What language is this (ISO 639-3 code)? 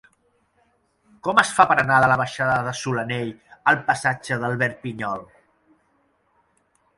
cat